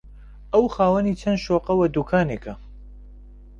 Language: Central Kurdish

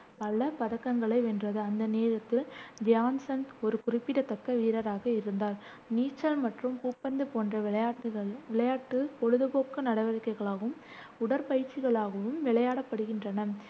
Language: Tamil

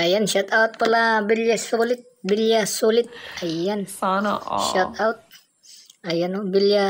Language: Filipino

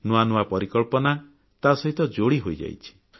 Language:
Odia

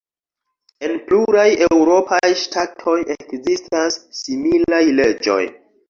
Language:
Esperanto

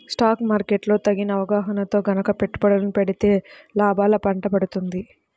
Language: Telugu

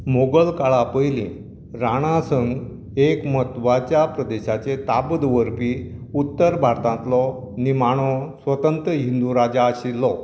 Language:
Konkani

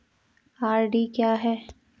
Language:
Hindi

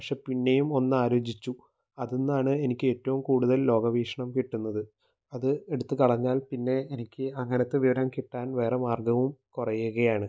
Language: Malayalam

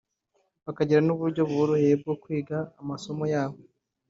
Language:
Kinyarwanda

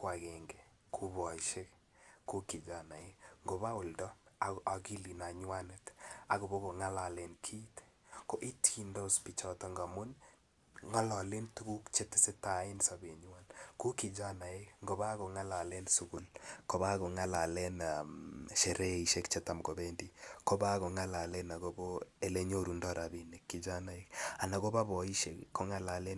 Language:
Kalenjin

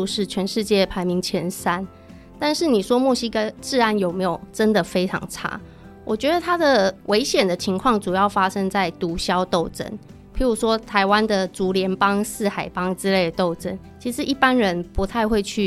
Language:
Chinese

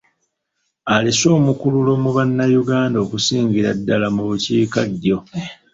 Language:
Ganda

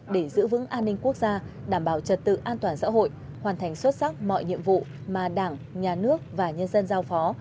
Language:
Vietnamese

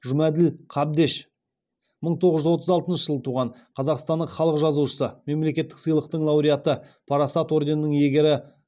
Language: Kazakh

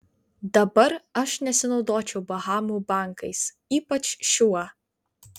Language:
Lithuanian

